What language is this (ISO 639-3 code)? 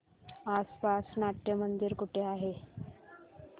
mar